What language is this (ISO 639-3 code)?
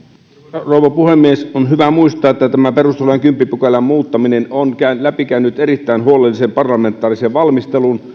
fin